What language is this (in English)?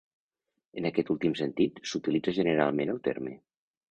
Catalan